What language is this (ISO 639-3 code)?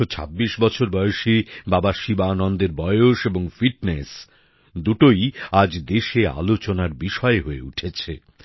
ben